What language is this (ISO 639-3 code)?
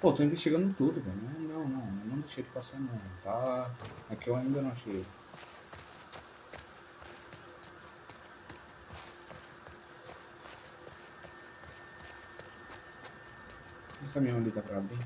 por